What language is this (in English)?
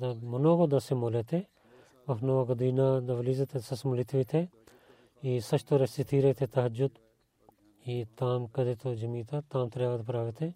Bulgarian